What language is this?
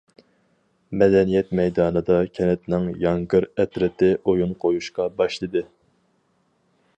Uyghur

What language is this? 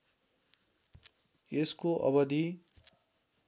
Nepali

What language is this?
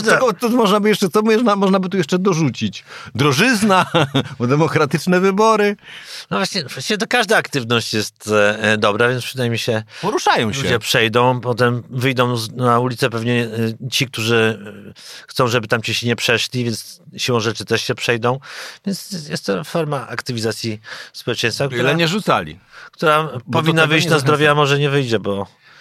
Polish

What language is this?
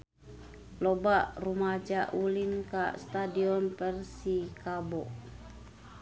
Sundanese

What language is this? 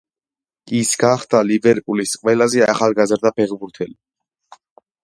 Georgian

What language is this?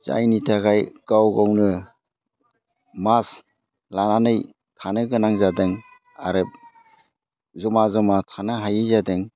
Bodo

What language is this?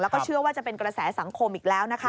Thai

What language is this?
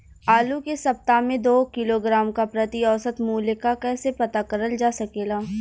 Bhojpuri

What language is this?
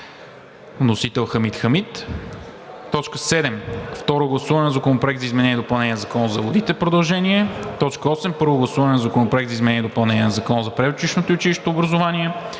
Bulgarian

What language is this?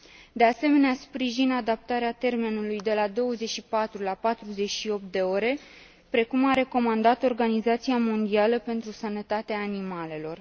Romanian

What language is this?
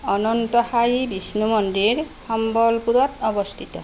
Assamese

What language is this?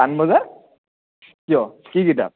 Assamese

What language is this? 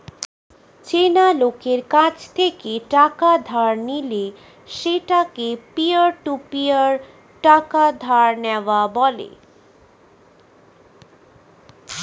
Bangla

